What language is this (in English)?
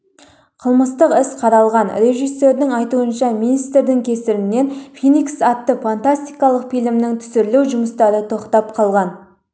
Kazakh